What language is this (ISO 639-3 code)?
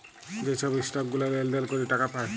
ben